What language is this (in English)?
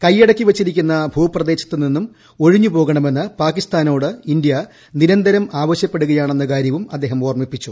Malayalam